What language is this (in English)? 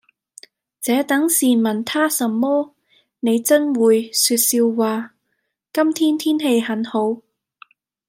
Cantonese